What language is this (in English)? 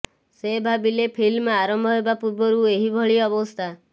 Odia